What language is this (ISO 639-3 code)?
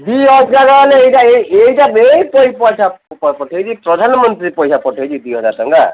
ori